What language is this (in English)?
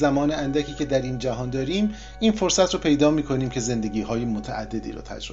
Persian